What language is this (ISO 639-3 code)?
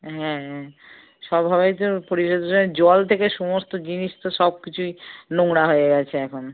ben